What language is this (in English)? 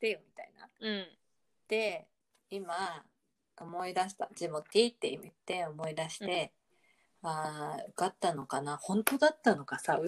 Japanese